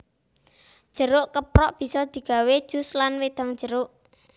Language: Javanese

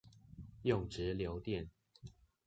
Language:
Chinese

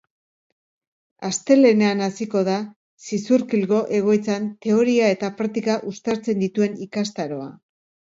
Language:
Basque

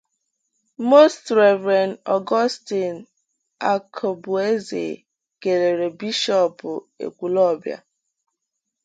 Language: Igbo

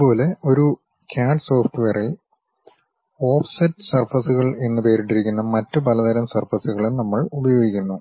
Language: Malayalam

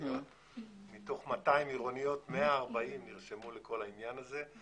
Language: Hebrew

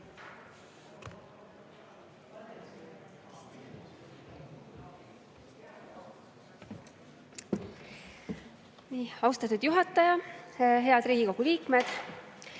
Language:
Estonian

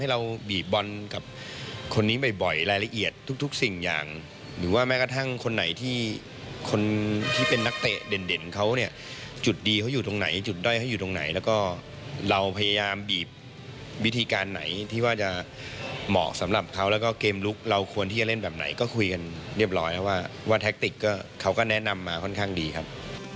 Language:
Thai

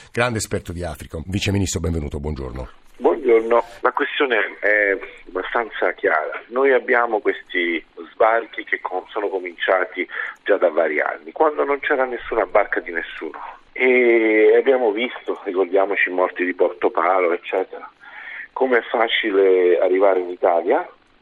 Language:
Italian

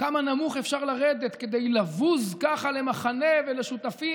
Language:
Hebrew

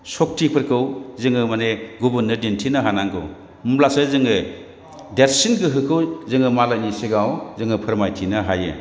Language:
Bodo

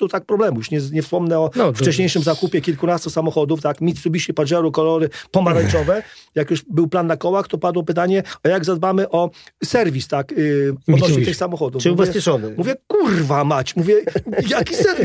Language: Polish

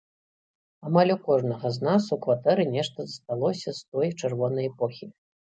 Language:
Belarusian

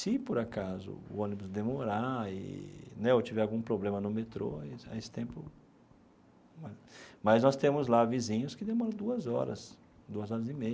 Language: Portuguese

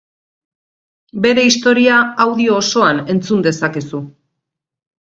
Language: Basque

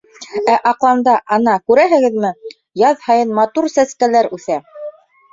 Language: Bashkir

